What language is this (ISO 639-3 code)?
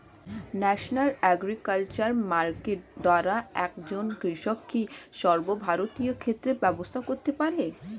ben